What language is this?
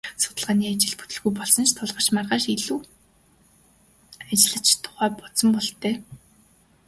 Mongolian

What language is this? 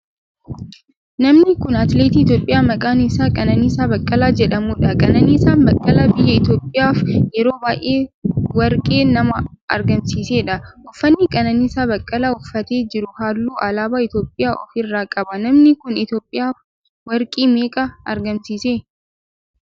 Oromo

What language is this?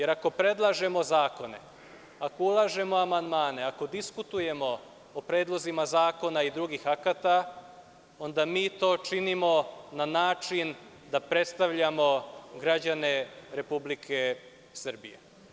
Serbian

